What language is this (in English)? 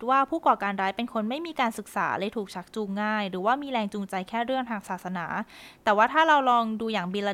Thai